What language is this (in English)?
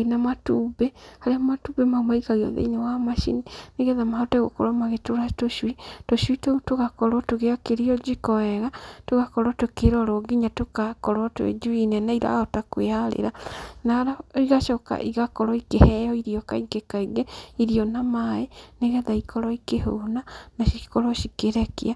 Kikuyu